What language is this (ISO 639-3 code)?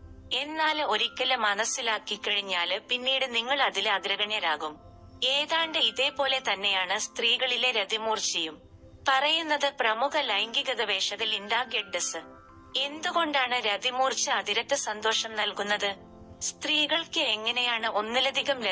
mal